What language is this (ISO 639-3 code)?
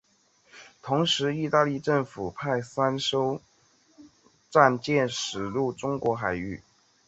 zho